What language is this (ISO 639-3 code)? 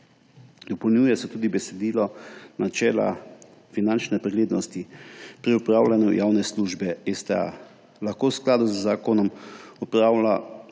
slv